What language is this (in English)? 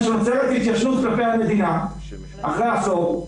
Hebrew